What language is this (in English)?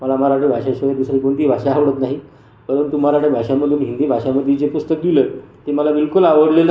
Marathi